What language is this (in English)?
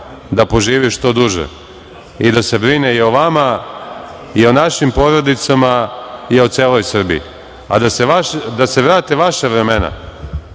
Serbian